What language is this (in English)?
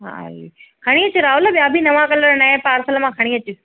Sindhi